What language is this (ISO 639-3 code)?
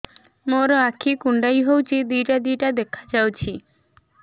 ori